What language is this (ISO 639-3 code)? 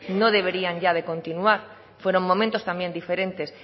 spa